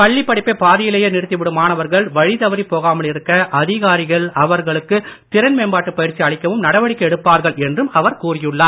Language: Tamil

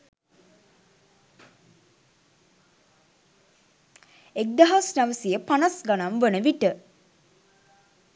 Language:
Sinhala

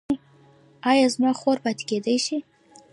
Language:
Pashto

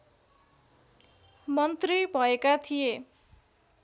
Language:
Nepali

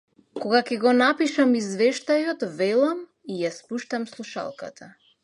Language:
Macedonian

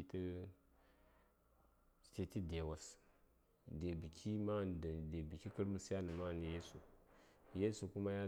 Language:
Saya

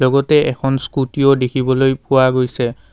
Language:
Assamese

